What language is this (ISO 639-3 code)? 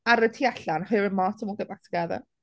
cym